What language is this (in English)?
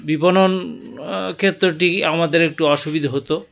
Bangla